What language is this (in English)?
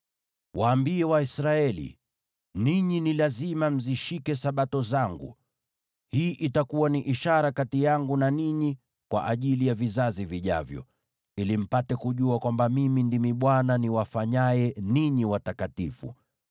Swahili